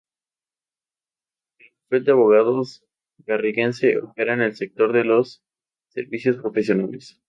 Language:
Spanish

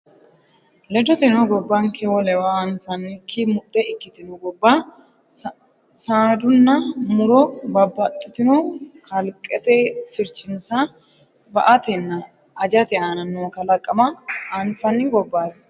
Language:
Sidamo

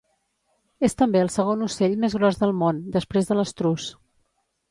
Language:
Catalan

